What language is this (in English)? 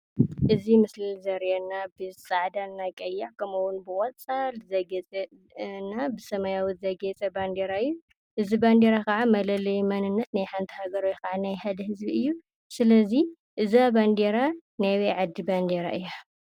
Tigrinya